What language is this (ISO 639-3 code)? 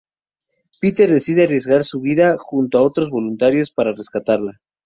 spa